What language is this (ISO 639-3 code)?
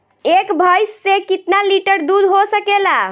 bho